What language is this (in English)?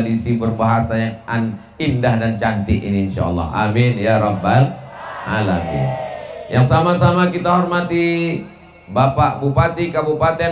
Indonesian